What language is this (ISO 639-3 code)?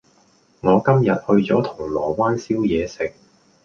yue